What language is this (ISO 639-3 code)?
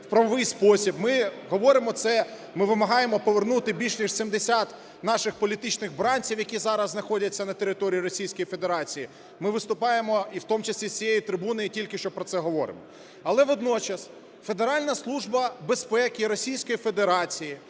ukr